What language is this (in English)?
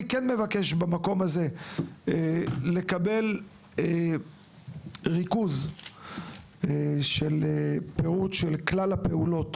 Hebrew